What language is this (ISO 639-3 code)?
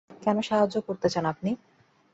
ben